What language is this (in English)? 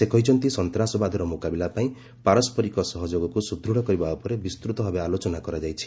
Odia